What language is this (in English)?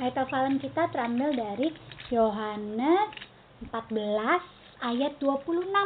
Indonesian